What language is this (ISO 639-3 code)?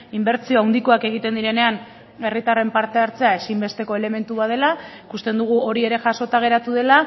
eus